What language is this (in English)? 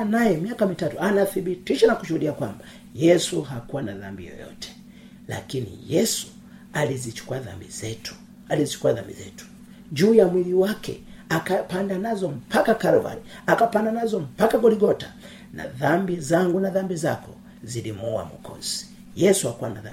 Swahili